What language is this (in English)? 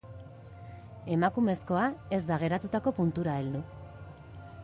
Basque